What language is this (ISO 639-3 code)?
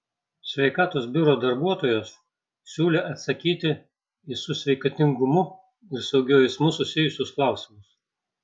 lit